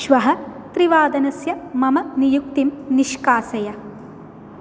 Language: Sanskrit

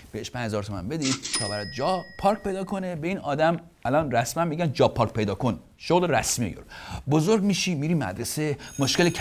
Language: Persian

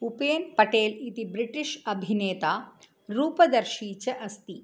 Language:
Sanskrit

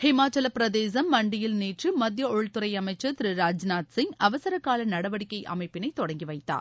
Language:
Tamil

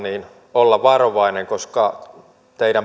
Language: Finnish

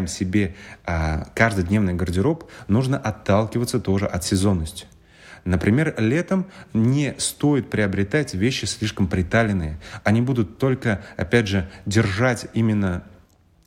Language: Russian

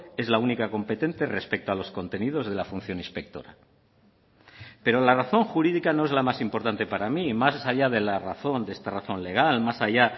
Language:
Spanish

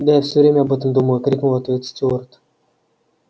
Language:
Russian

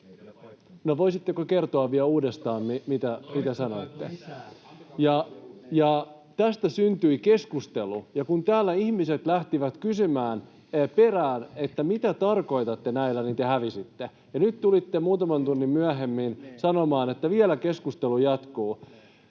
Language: Finnish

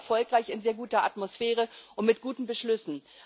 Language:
German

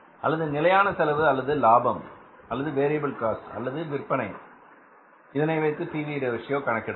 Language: Tamil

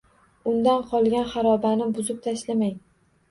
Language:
Uzbek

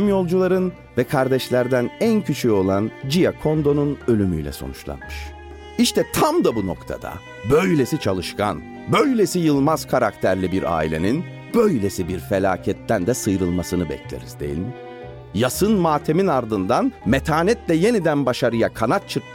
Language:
Turkish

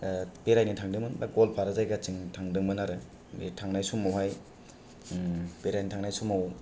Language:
Bodo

